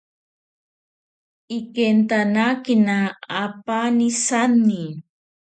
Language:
Ashéninka Perené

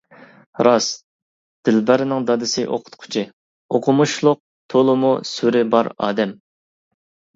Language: Uyghur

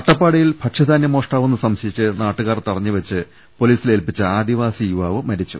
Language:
Malayalam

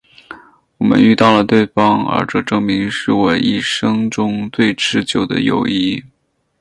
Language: Chinese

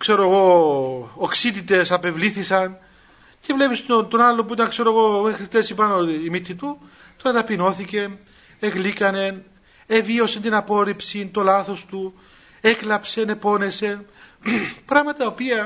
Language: Greek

